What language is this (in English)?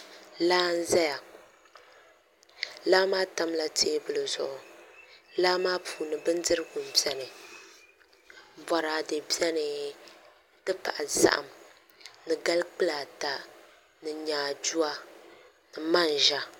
Dagbani